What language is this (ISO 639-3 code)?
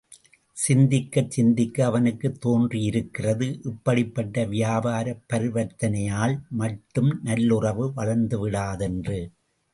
tam